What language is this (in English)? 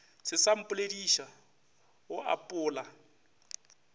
Northern Sotho